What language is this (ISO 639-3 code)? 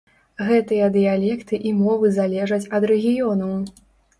bel